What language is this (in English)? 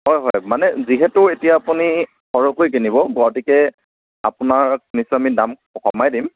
Assamese